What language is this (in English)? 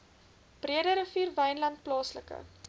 Afrikaans